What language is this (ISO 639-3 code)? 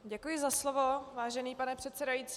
ces